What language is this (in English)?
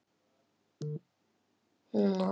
Icelandic